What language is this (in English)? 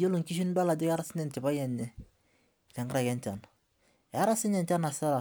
Masai